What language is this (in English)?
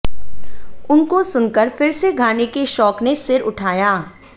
Hindi